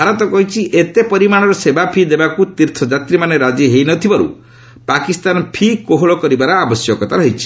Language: Odia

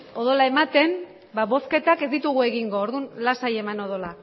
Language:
Basque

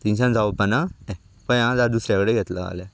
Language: Konkani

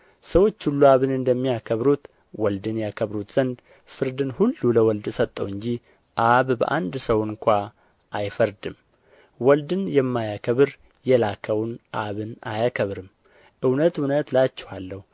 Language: Amharic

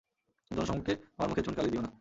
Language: Bangla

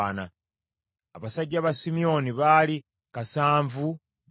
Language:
Ganda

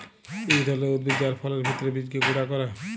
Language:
Bangla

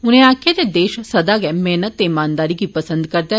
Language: Dogri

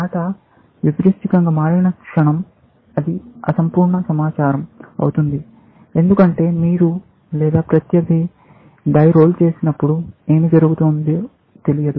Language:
Telugu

